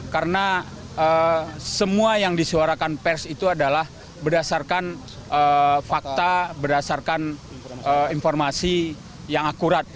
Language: Indonesian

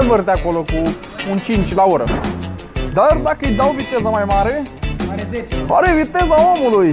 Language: Romanian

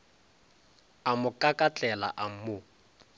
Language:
Northern Sotho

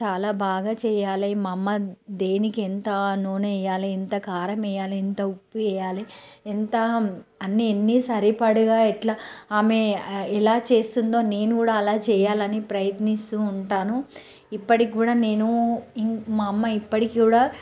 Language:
Telugu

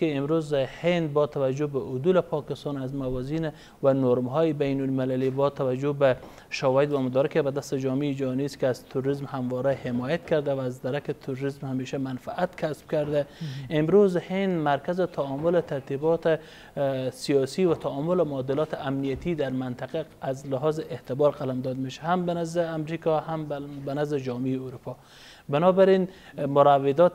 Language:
Persian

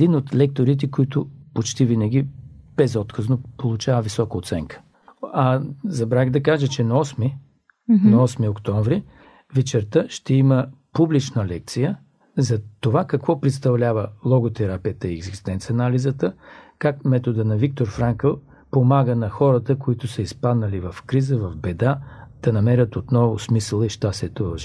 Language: Bulgarian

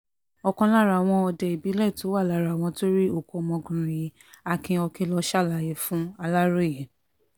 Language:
Yoruba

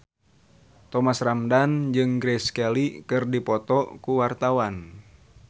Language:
Sundanese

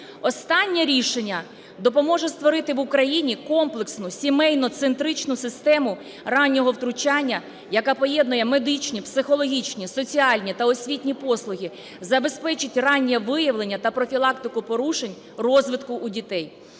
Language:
Ukrainian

